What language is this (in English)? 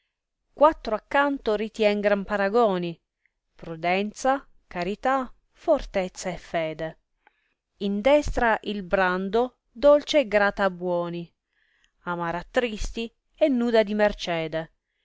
Italian